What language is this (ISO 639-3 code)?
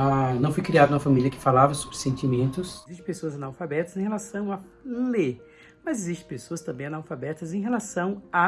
por